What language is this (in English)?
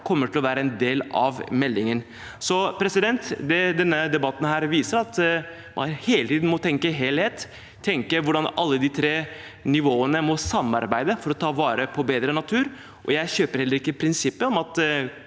Norwegian